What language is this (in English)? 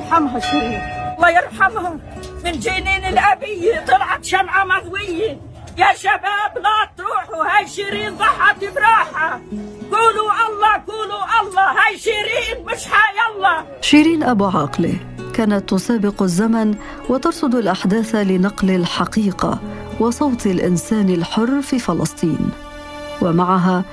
Arabic